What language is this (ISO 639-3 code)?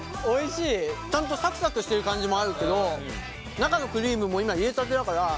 jpn